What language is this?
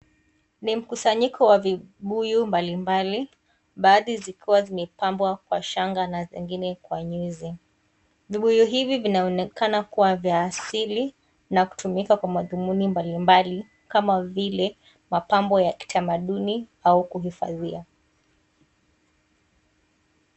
Swahili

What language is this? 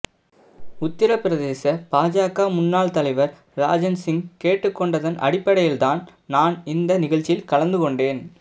Tamil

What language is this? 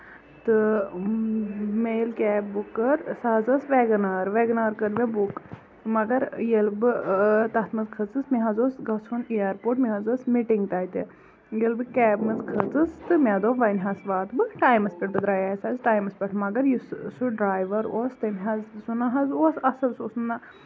Kashmiri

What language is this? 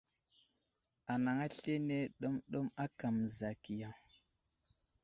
Wuzlam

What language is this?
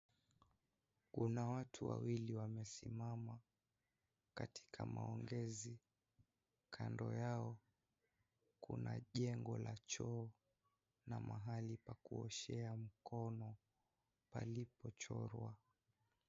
Swahili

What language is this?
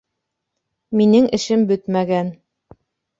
Bashkir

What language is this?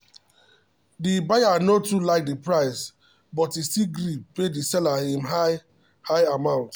Nigerian Pidgin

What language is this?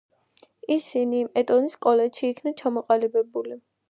Georgian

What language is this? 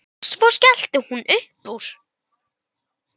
Icelandic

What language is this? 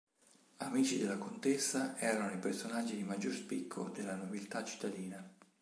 Italian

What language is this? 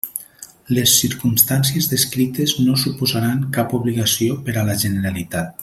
Catalan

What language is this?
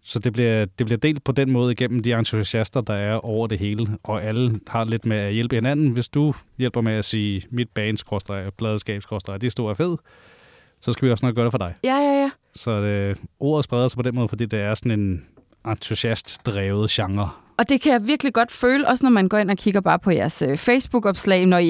Danish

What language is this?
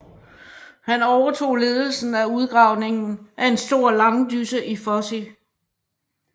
Danish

